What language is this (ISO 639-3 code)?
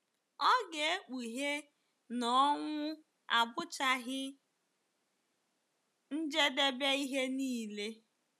ibo